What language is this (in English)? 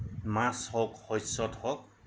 Assamese